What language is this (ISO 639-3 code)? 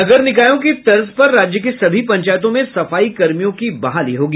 hin